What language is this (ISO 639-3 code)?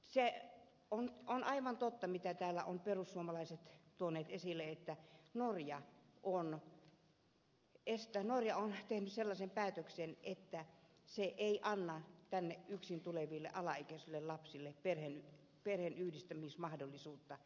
fin